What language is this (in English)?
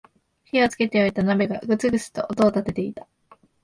Japanese